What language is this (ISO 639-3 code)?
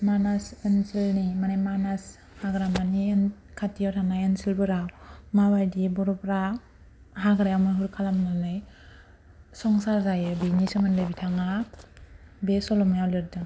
brx